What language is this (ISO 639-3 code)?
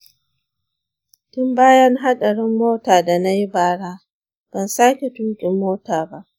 hau